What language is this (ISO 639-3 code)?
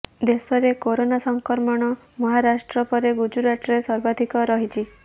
ori